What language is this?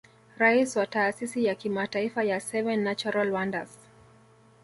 Swahili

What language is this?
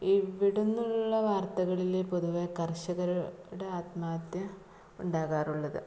Malayalam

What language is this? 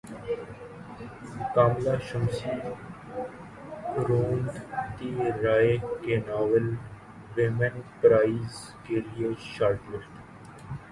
Urdu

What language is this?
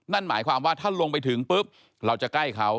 Thai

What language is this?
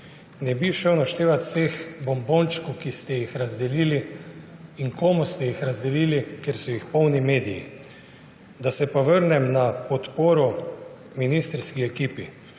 Slovenian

